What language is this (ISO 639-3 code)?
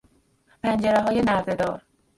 fas